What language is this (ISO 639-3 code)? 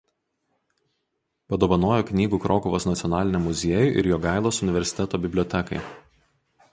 lit